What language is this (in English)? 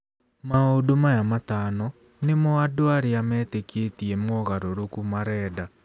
Kikuyu